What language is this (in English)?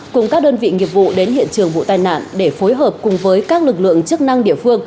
Vietnamese